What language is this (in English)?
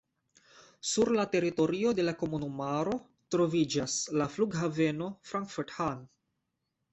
Esperanto